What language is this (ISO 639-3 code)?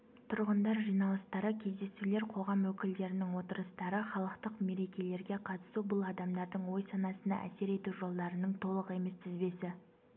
kaz